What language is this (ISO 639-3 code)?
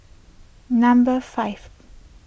eng